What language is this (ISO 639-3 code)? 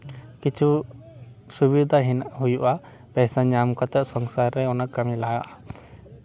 sat